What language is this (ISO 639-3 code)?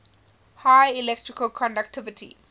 eng